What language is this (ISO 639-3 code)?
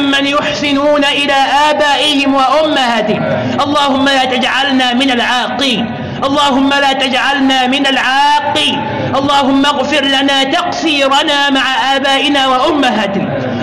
ara